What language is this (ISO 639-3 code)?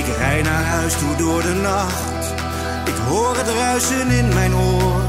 nld